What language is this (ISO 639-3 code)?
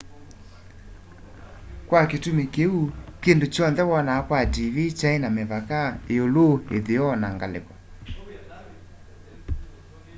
kam